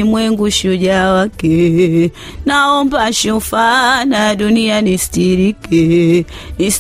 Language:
Swahili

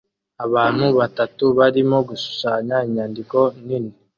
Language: Kinyarwanda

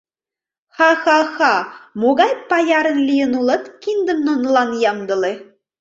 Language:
Mari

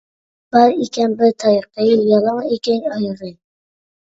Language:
Uyghur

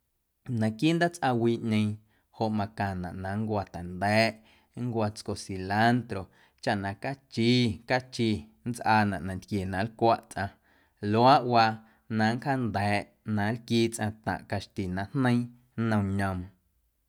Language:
Guerrero Amuzgo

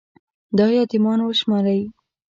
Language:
Pashto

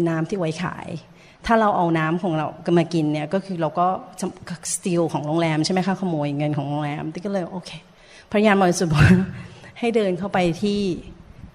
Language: Thai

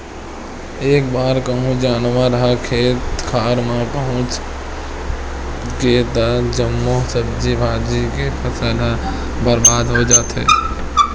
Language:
Chhattisgarhi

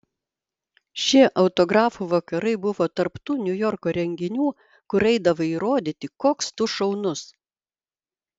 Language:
Lithuanian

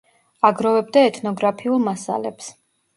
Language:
Georgian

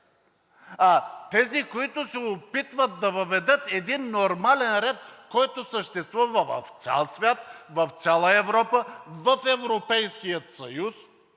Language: Bulgarian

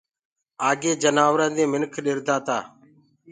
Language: Gurgula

